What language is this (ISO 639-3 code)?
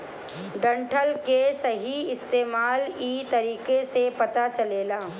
bho